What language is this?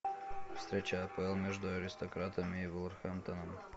Russian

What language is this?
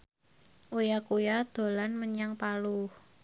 Javanese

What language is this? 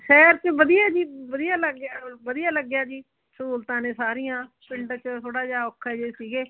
Punjabi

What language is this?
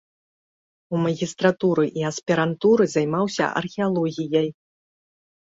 Belarusian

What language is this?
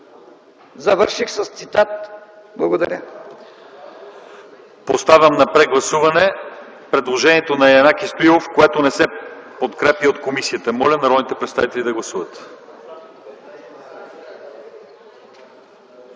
Bulgarian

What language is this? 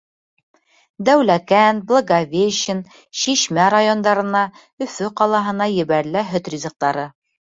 Bashkir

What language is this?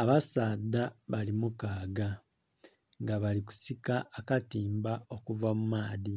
Soga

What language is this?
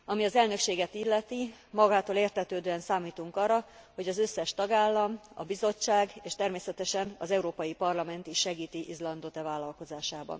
Hungarian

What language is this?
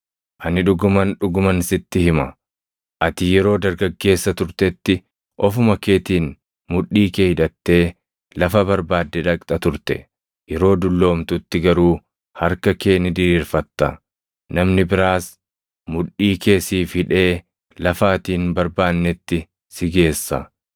Oromo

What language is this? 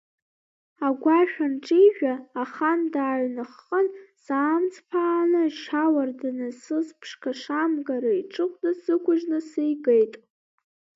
Abkhazian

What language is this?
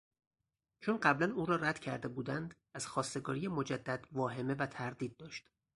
Persian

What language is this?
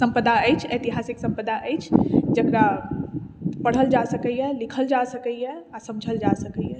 Maithili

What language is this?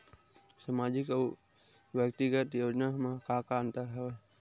Chhattisgarhi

